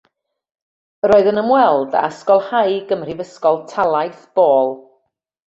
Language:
Welsh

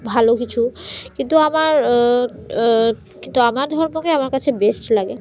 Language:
Bangla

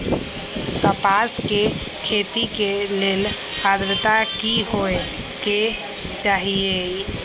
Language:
Magahi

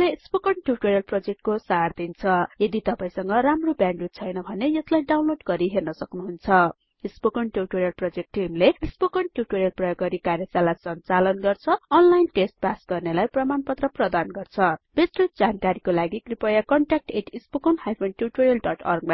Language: Nepali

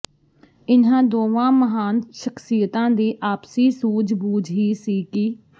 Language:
Punjabi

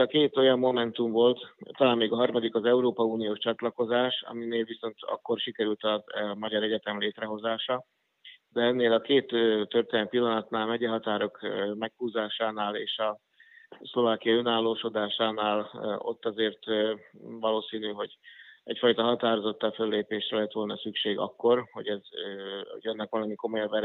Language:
Hungarian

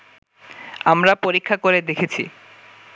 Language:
Bangla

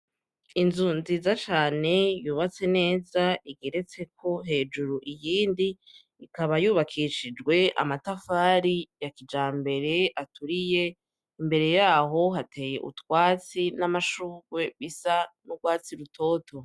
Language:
Rundi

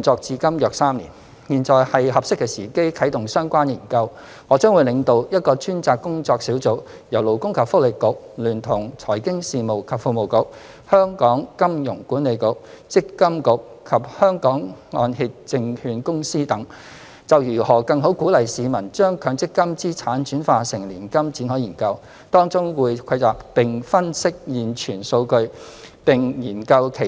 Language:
Cantonese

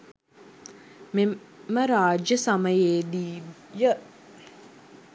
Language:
Sinhala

